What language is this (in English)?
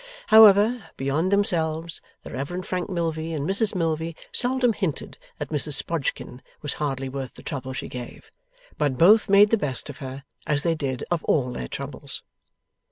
English